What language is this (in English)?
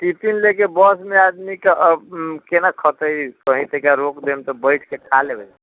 Maithili